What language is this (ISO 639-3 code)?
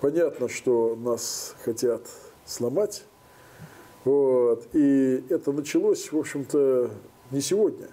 rus